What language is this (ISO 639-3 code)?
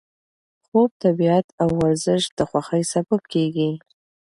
pus